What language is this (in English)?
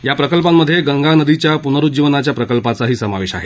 Marathi